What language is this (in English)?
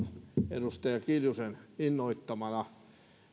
Finnish